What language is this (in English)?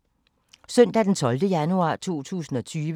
Danish